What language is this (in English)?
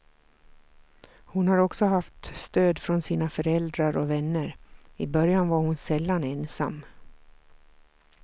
Swedish